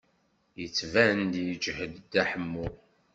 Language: Kabyle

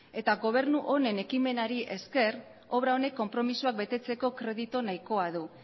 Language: Basque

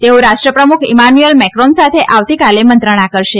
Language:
Gujarati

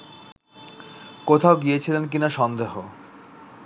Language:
Bangla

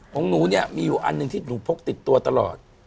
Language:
Thai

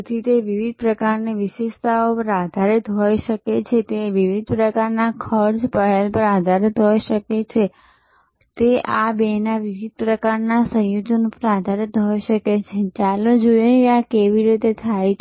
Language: Gujarati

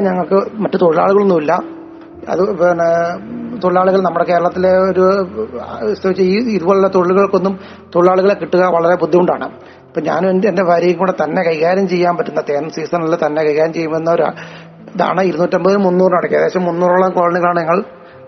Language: Malayalam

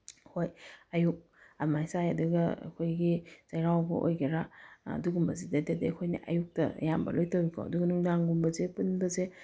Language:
Manipuri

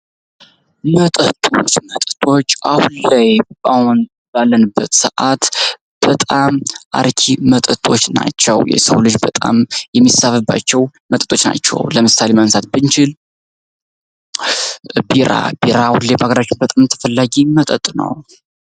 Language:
Amharic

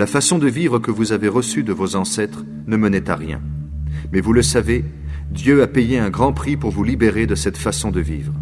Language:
French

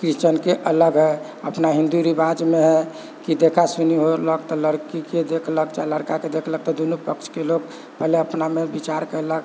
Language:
Maithili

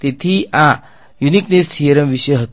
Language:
Gujarati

